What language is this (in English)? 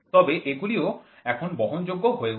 Bangla